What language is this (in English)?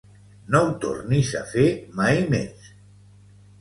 Catalan